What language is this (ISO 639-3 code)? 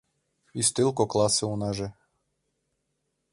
chm